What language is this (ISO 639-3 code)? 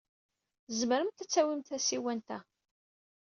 kab